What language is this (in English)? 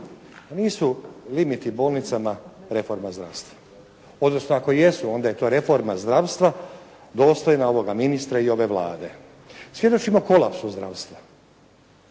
Croatian